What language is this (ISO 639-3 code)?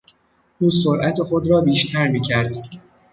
fas